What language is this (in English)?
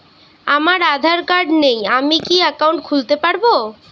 Bangla